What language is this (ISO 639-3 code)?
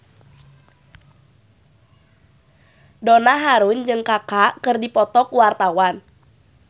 sun